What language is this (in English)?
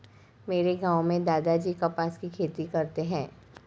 Hindi